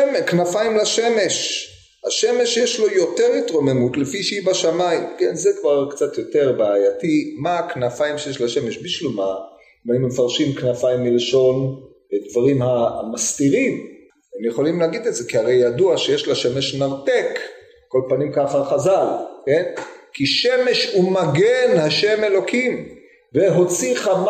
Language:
Hebrew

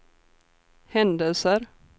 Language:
Swedish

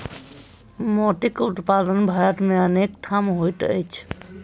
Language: Maithili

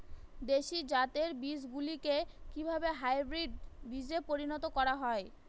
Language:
Bangla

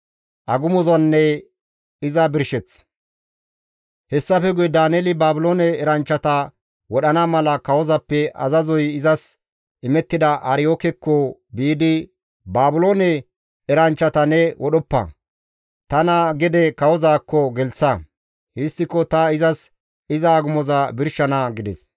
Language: Gamo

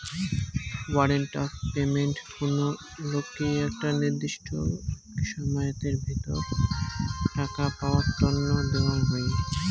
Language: Bangla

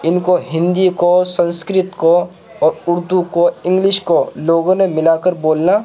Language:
Urdu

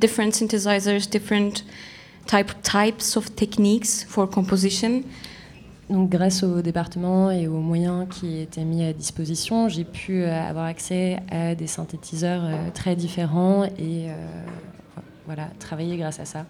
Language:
French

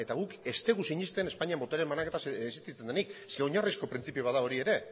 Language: Basque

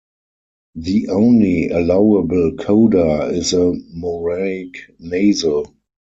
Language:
English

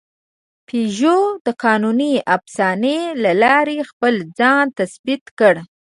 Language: Pashto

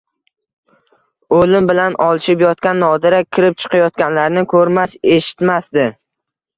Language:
Uzbek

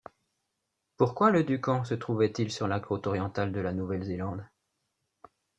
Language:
French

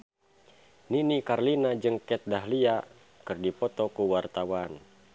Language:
Sundanese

